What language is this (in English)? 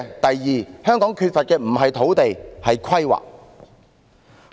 Cantonese